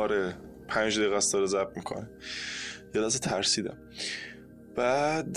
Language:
Persian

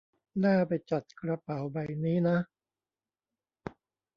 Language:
Thai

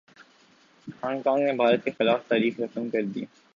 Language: Urdu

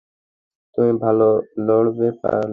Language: Bangla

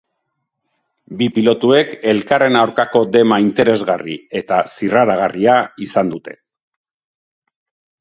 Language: Basque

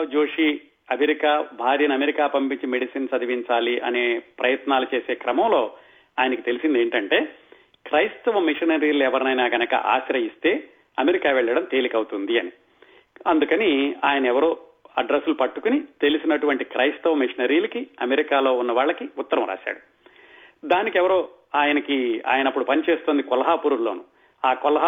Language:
Telugu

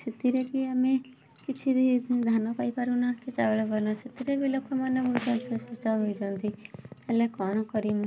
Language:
Odia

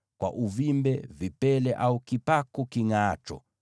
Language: Swahili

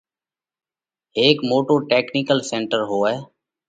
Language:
Parkari Koli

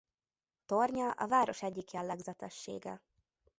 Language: Hungarian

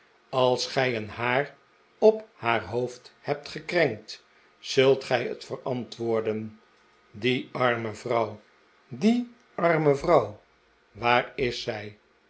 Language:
Dutch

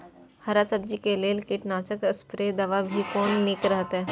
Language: Maithili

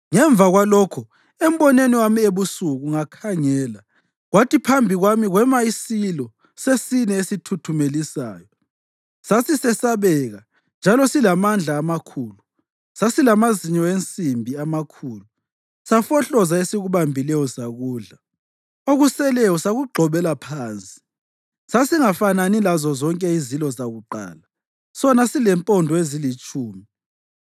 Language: North Ndebele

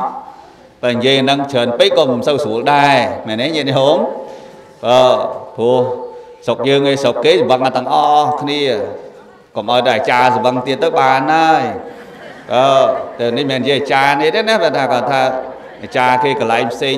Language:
Vietnamese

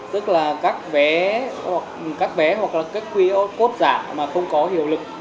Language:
Vietnamese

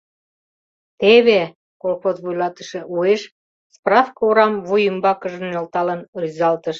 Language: Mari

